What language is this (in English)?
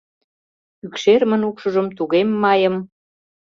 Mari